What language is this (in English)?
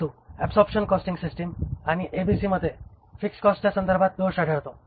Marathi